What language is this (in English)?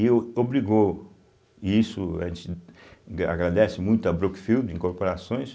Portuguese